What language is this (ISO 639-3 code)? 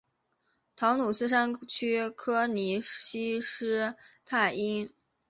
zho